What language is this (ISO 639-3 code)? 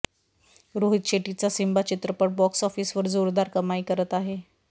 mar